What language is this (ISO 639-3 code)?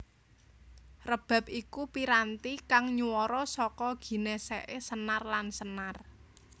jav